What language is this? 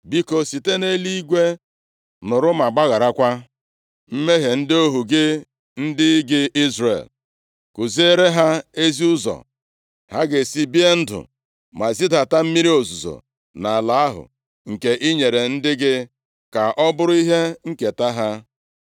Igbo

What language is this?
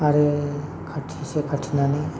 Bodo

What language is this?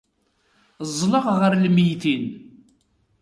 Kabyle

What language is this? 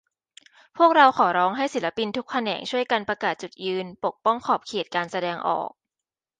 Thai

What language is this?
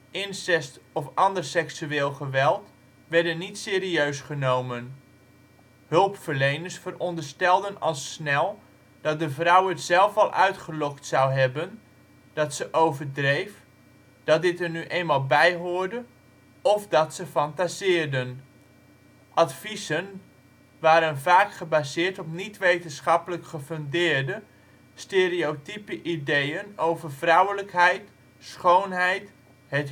Dutch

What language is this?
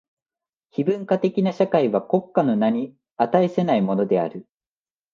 Japanese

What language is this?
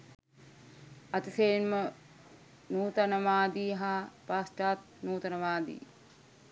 Sinhala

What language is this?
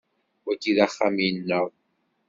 Kabyle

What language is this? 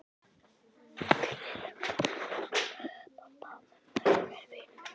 Icelandic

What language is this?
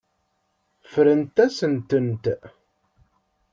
Kabyle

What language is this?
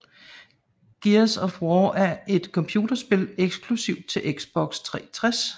Danish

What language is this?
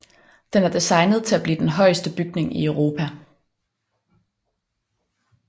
Danish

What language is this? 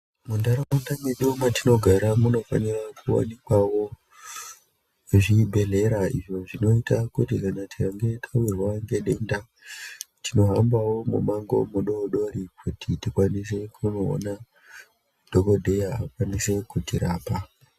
Ndau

